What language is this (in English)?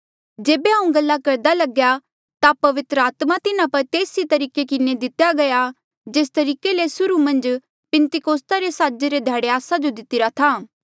Mandeali